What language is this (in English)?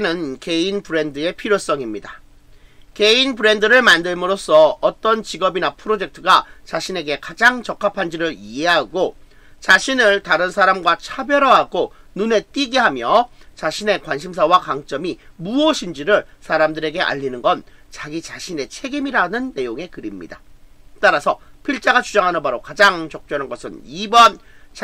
Korean